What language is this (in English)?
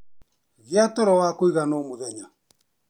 Kikuyu